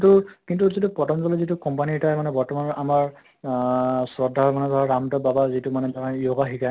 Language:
Assamese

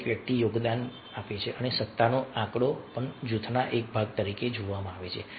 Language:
Gujarati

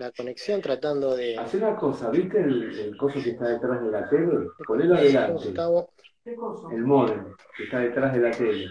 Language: Spanish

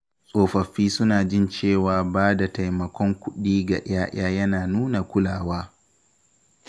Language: Hausa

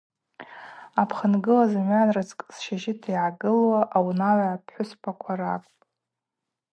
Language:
Abaza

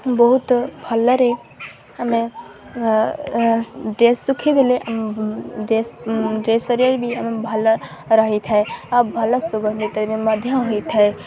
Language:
Odia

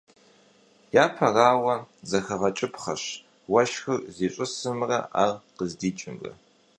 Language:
Kabardian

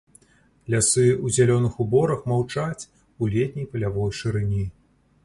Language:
Belarusian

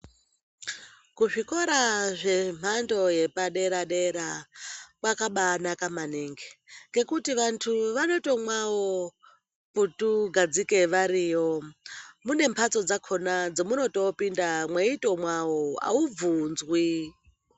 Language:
Ndau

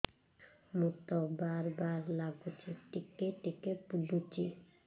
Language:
Odia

